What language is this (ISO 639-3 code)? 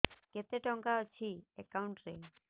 ori